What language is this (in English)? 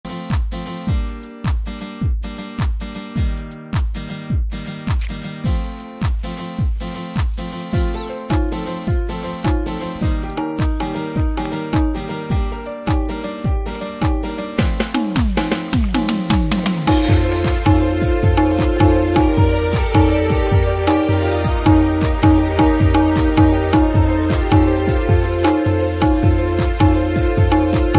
Arabic